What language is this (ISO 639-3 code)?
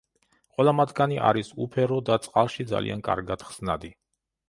kat